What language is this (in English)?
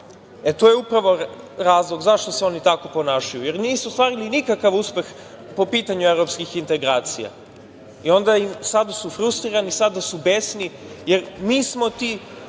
Serbian